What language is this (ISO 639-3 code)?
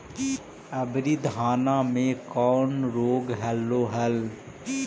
mag